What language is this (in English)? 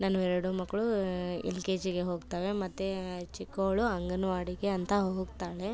Kannada